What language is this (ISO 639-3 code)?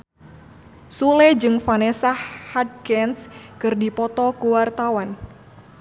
sun